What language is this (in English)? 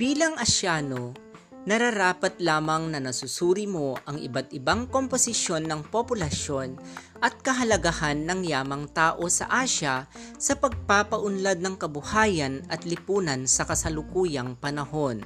Filipino